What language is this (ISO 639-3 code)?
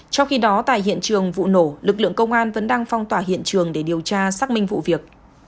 vie